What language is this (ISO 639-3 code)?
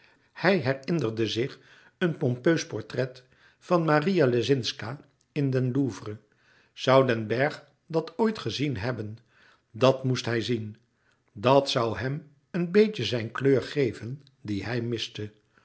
nld